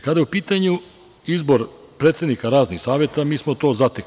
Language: Serbian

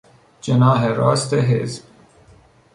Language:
Persian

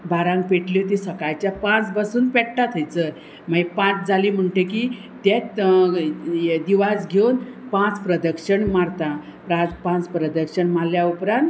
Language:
Konkani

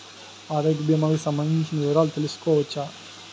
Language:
Telugu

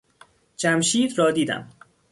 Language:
Persian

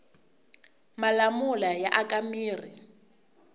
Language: Tsonga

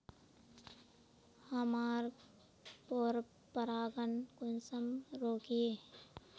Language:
Magahi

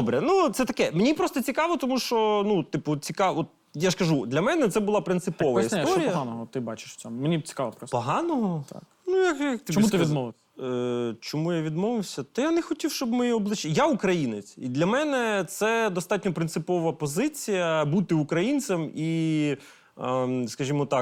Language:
Ukrainian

